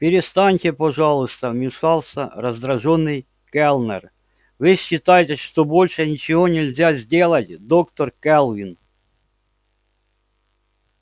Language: Russian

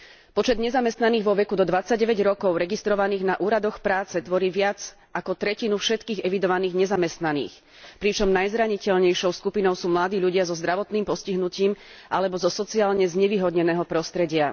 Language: Slovak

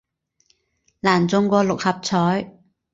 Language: Cantonese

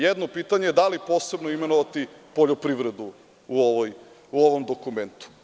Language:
Serbian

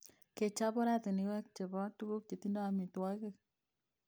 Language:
Kalenjin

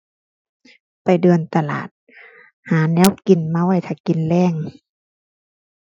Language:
Thai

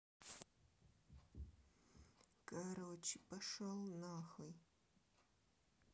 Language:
Russian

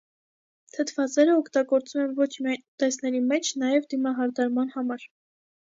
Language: Armenian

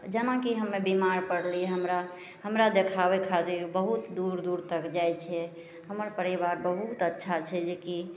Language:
Maithili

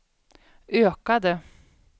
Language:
Swedish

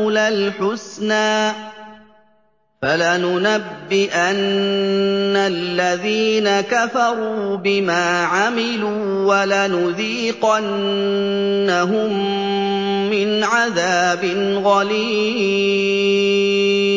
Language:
Arabic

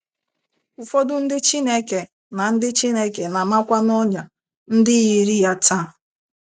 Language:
Igbo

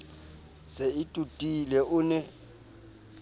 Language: Southern Sotho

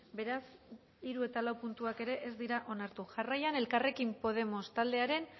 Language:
Basque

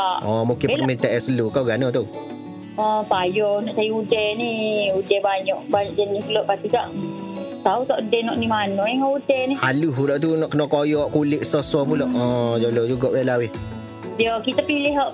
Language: Malay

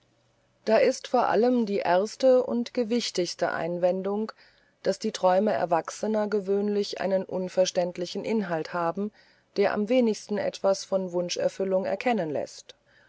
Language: German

